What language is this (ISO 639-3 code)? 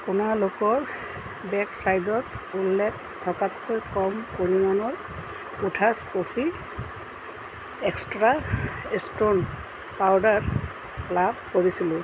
asm